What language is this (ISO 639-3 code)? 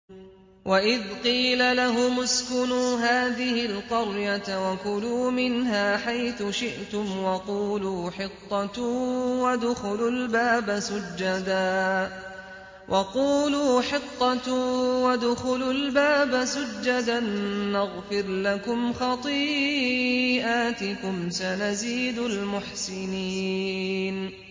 ara